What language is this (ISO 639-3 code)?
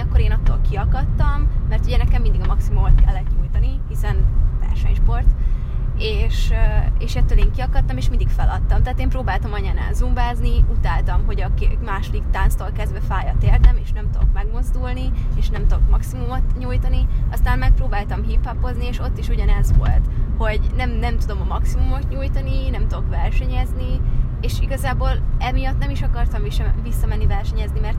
hun